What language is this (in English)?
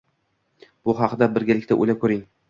Uzbek